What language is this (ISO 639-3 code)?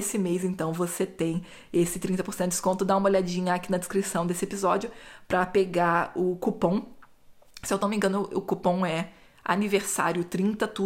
por